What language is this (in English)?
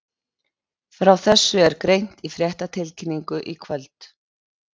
Icelandic